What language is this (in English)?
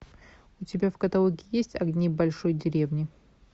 Russian